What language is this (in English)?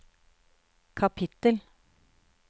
Norwegian